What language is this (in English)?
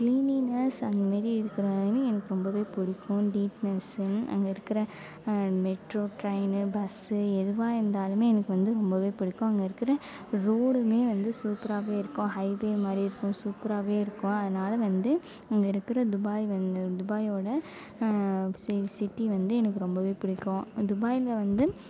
Tamil